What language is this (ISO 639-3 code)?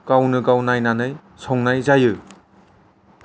brx